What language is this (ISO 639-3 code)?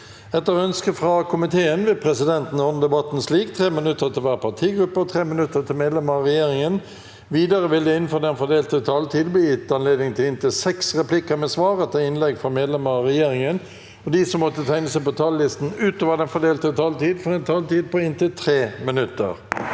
nor